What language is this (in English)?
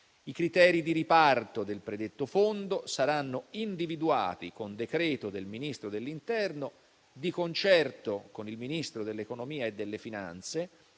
Italian